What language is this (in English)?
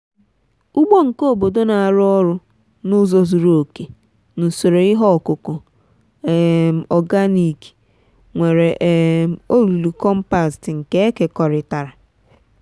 Igbo